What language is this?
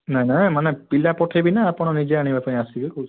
Odia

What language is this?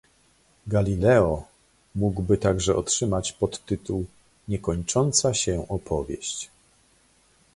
Polish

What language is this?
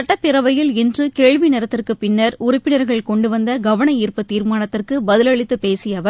Tamil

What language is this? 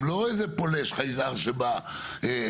Hebrew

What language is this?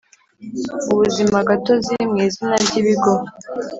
Kinyarwanda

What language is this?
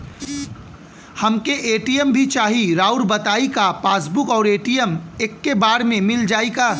Bhojpuri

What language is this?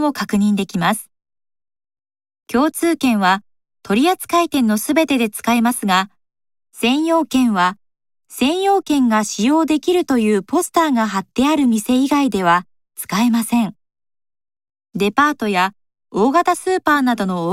Japanese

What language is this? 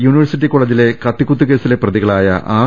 Malayalam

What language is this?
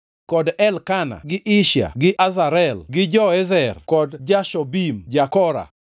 Luo (Kenya and Tanzania)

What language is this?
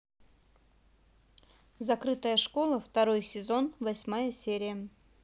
Russian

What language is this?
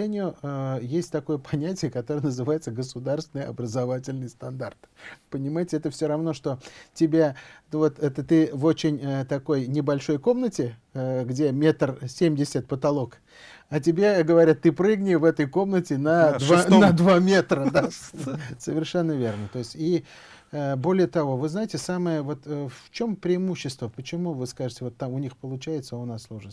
Russian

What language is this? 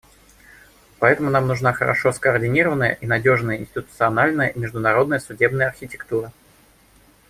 Russian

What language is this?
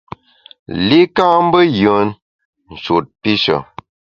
Bamun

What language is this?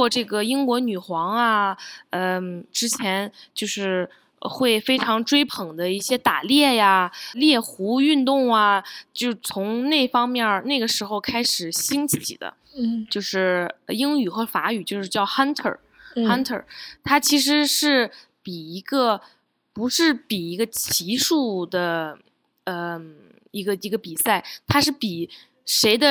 Chinese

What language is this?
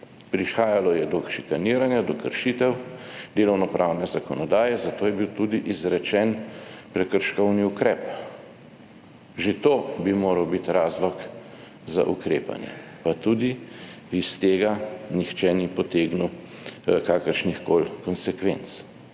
Slovenian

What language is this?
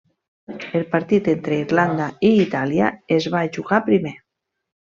Catalan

